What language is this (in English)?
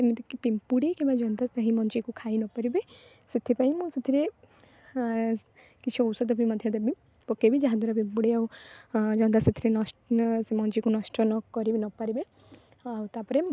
Odia